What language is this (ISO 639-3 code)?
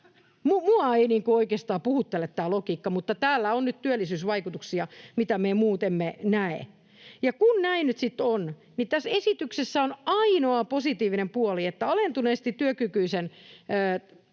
fin